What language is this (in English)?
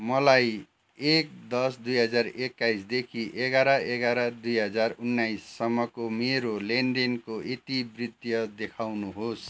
Nepali